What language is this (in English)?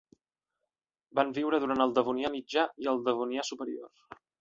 Catalan